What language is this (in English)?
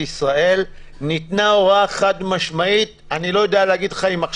Hebrew